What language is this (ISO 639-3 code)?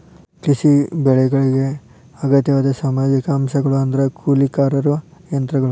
kan